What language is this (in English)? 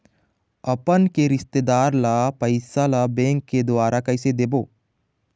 Chhattisgarhi